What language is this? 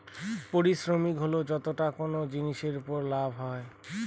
Bangla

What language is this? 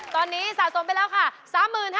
Thai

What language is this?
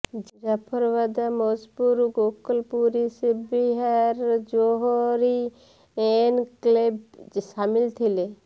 Odia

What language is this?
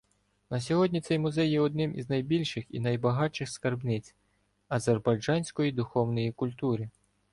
Ukrainian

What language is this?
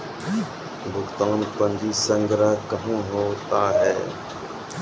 Maithili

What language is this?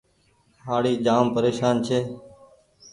Goaria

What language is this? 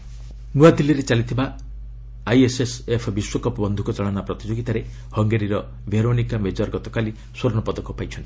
Odia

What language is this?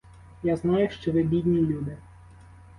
Ukrainian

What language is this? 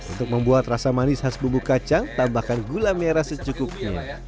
Indonesian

